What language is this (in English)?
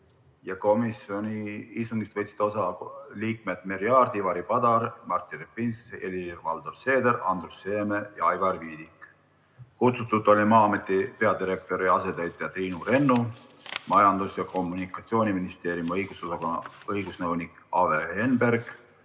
Estonian